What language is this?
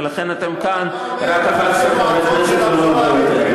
Hebrew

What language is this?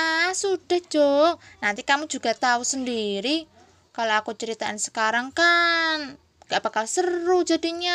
Indonesian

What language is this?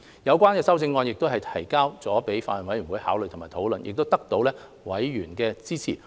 Cantonese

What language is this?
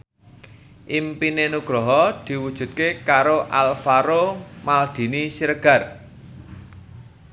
Javanese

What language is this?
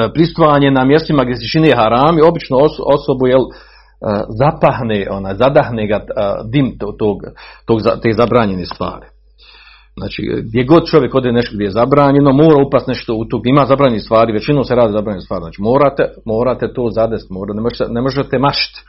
Croatian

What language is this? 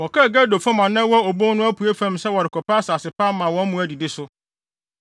Akan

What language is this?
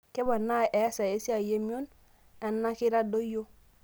Masai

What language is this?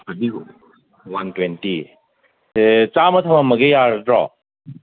Manipuri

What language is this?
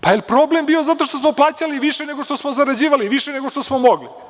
Serbian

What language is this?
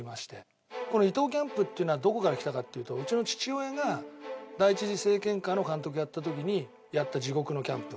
Japanese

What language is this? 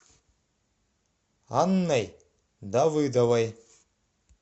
Russian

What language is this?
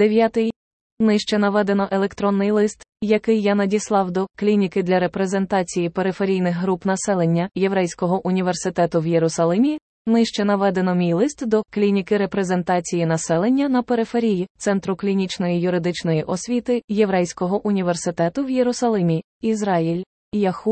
Ukrainian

